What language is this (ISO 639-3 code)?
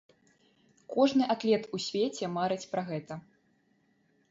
bel